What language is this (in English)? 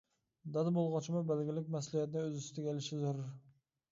Uyghur